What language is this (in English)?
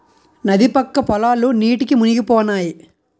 Telugu